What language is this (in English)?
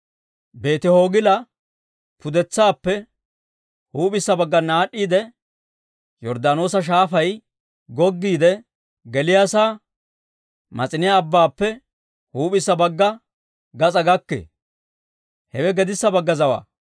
Dawro